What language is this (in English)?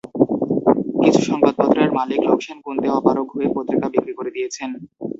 Bangla